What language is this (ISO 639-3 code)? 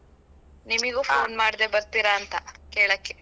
kan